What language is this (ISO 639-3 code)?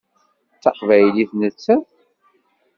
kab